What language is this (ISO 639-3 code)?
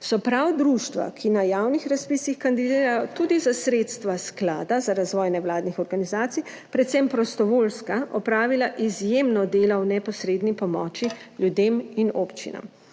slv